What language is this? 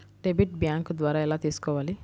Telugu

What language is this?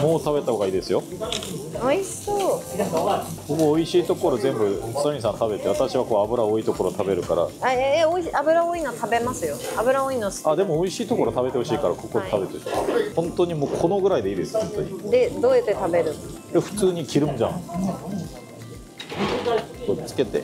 Japanese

